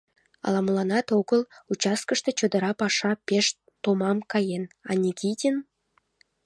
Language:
Mari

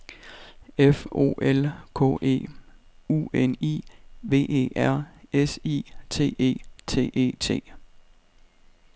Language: Danish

